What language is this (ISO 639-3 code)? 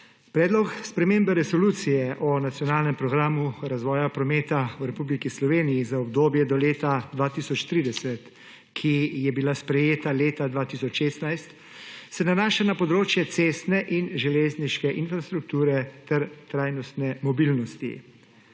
slv